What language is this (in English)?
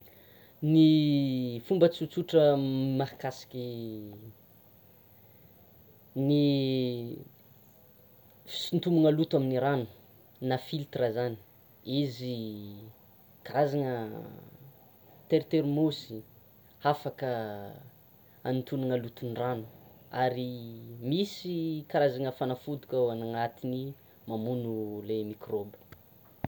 Tsimihety Malagasy